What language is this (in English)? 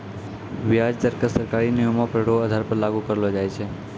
Maithili